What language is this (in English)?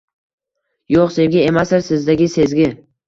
Uzbek